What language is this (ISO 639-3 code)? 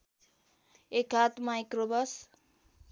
nep